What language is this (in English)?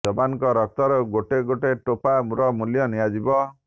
Odia